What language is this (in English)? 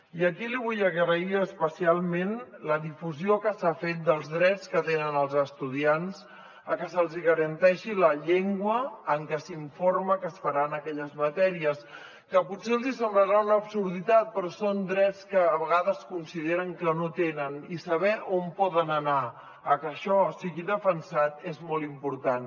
Catalan